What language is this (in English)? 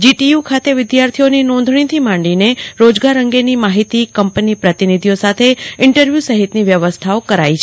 Gujarati